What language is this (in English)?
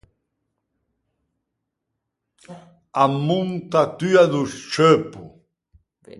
Ligurian